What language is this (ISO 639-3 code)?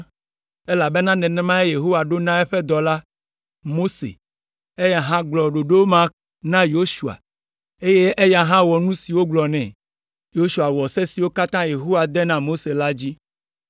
ewe